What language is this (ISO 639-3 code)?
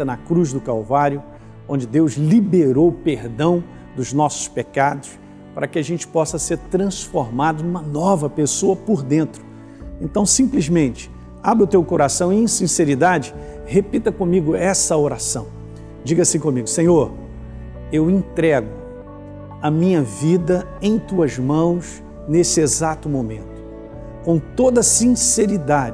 por